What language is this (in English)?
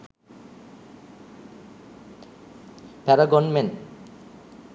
Sinhala